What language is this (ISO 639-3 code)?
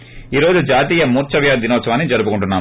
tel